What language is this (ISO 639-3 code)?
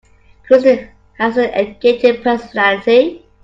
eng